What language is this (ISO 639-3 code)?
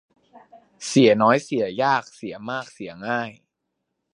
tha